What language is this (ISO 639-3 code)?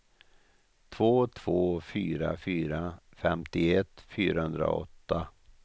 swe